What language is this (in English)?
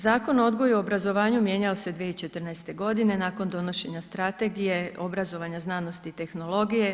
Croatian